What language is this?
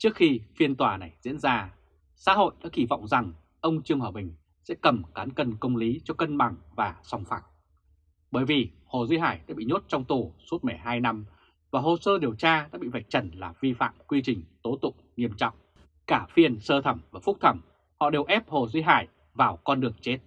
Vietnamese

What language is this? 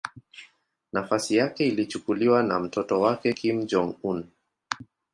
Swahili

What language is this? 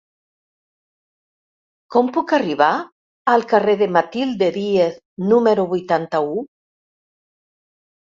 Catalan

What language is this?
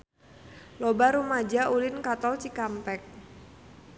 Sundanese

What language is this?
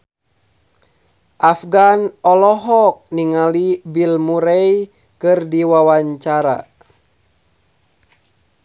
Sundanese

